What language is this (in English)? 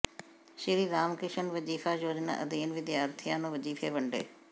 Punjabi